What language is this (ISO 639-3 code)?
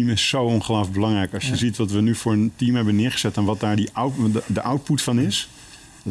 nld